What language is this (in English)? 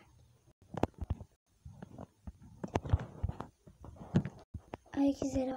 Turkish